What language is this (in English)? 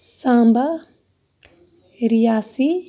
Kashmiri